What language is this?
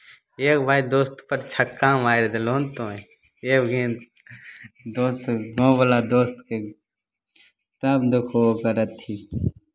Maithili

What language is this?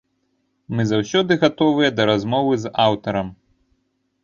Belarusian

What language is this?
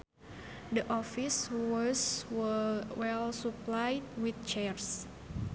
Sundanese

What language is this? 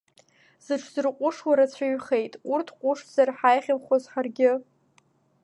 Abkhazian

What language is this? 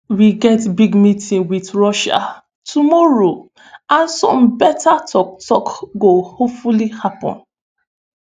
Nigerian Pidgin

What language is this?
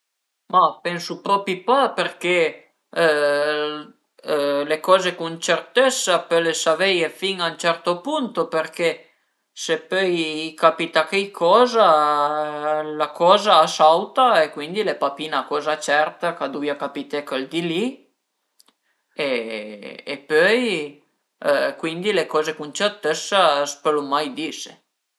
Piedmontese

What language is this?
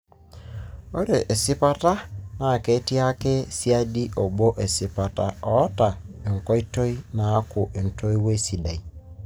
Masai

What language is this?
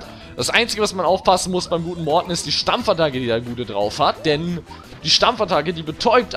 German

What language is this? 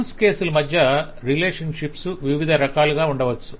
Telugu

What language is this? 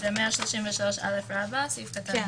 Hebrew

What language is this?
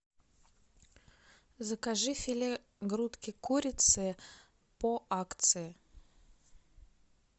Russian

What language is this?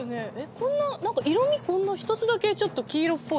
Japanese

